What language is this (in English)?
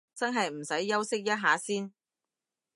Cantonese